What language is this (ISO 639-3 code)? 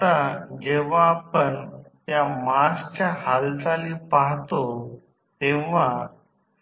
mar